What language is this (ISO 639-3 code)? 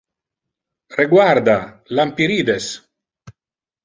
ina